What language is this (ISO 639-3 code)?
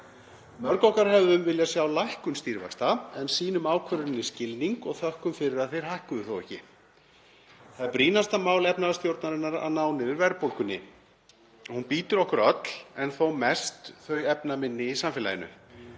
isl